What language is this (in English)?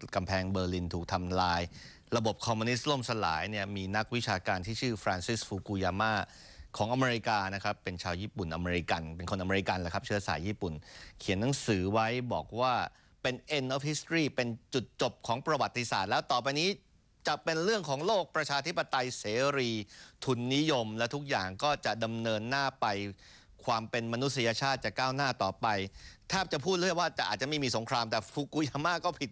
Thai